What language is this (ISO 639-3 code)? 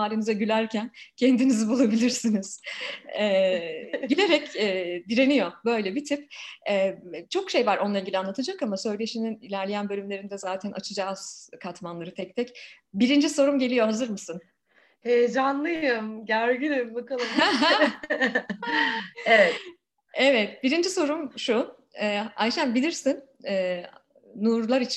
tur